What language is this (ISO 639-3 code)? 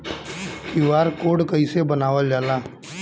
bho